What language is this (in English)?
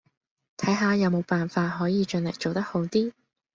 Cantonese